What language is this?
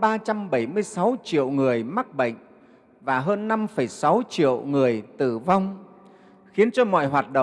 Vietnamese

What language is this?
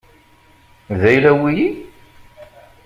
Kabyle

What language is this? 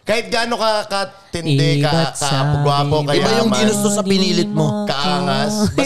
Filipino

